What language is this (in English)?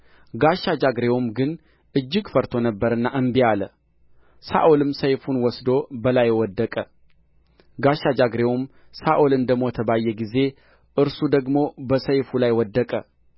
Amharic